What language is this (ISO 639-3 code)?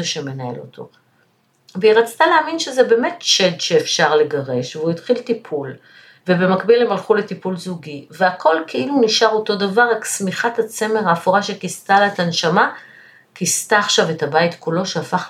heb